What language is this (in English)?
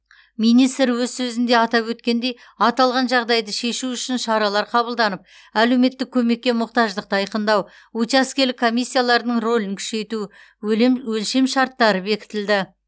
Kazakh